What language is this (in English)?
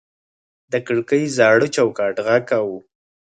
Pashto